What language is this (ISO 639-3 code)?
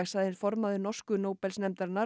isl